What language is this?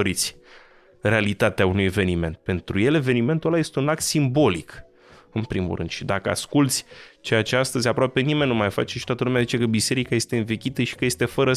Romanian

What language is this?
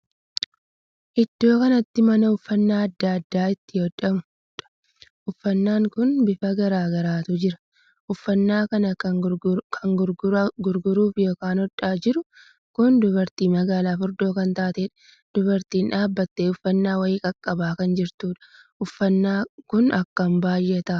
Oromo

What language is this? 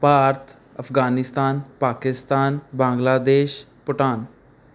Punjabi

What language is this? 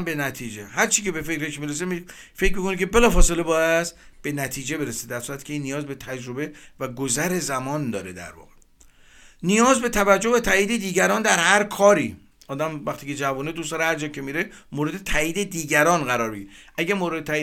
Persian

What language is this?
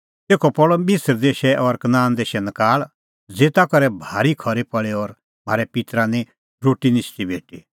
Kullu Pahari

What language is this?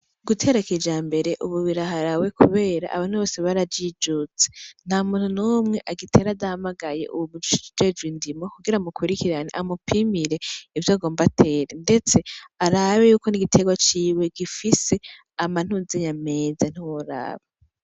Rundi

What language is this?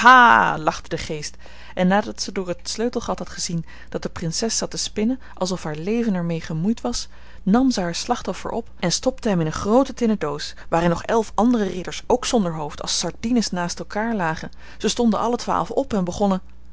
Dutch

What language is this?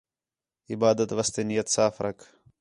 Khetrani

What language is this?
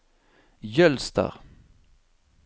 Norwegian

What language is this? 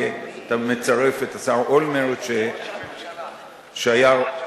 Hebrew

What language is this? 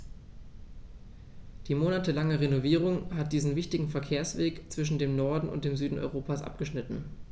German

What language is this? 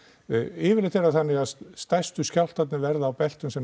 Icelandic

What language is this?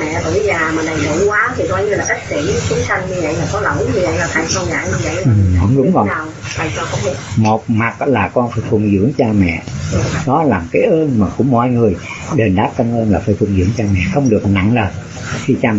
Vietnamese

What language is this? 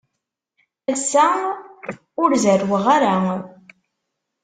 Kabyle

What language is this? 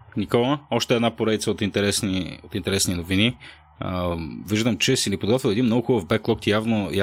Bulgarian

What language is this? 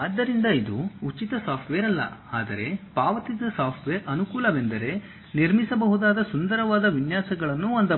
Kannada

